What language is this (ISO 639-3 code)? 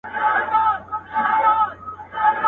pus